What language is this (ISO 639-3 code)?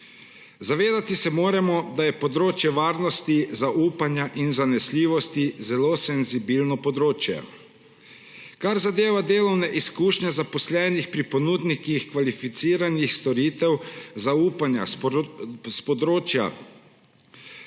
slv